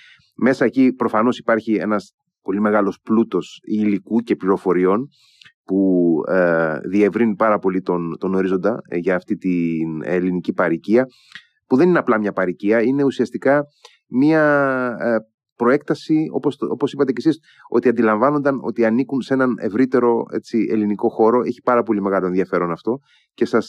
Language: Greek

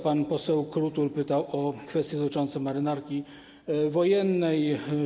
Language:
Polish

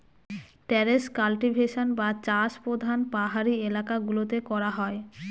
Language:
Bangla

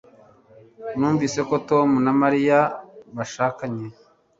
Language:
Kinyarwanda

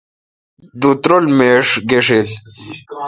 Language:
Kalkoti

